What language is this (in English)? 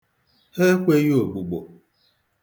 Igbo